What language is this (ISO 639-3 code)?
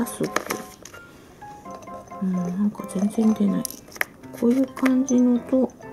jpn